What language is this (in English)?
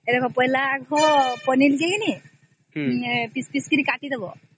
Odia